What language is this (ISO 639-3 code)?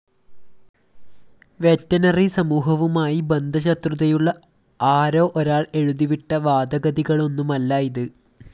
mal